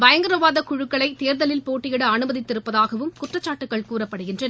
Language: Tamil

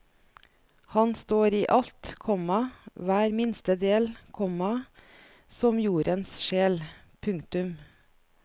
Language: Norwegian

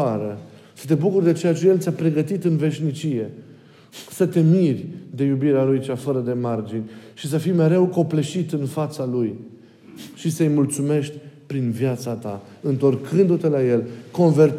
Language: Romanian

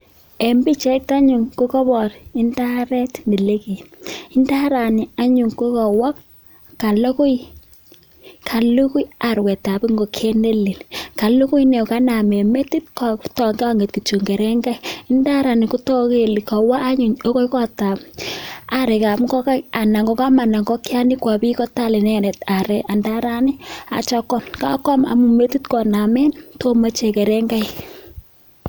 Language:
Kalenjin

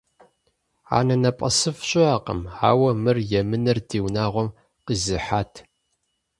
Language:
Kabardian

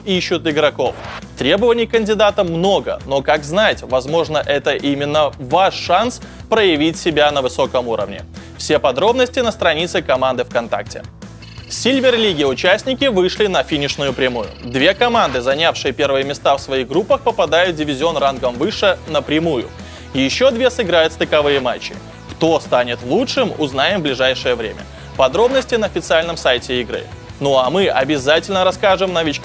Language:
Russian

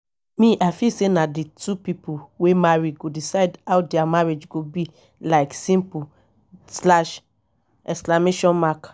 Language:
Nigerian Pidgin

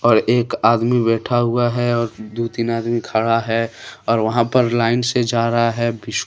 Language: Hindi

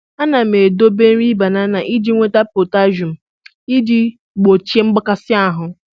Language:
Igbo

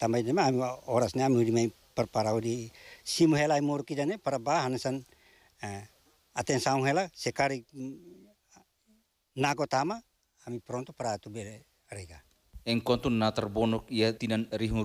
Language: Indonesian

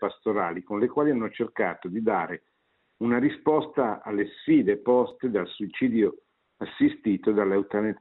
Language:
Italian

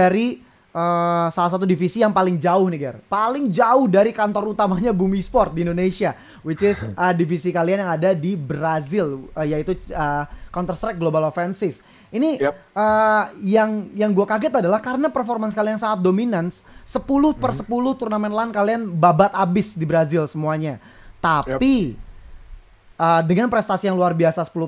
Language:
Indonesian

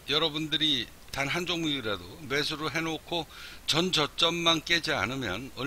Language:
Korean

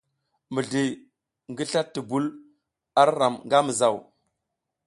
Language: South Giziga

